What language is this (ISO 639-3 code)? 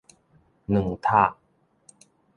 nan